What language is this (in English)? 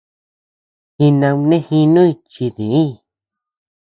Tepeuxila Cuicatec